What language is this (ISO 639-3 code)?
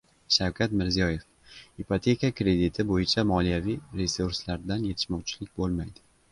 uzb